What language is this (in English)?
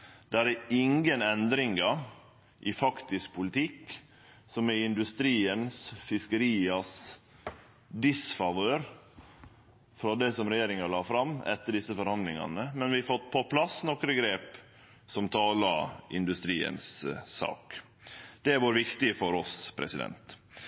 Norwegian Nynorsk